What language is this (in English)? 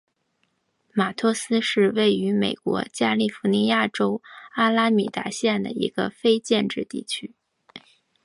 Chinese